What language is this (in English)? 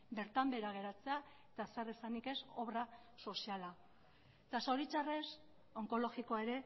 Basque